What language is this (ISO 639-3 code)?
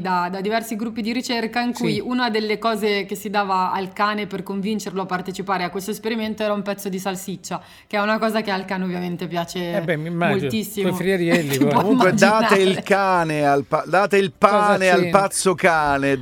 ita